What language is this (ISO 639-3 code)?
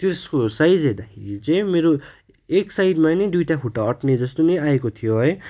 nep